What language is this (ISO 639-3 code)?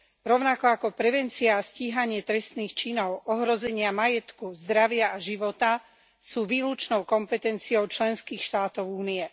slk